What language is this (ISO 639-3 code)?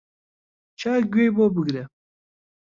ckb